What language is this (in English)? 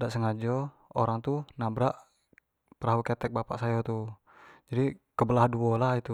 Jambi Malay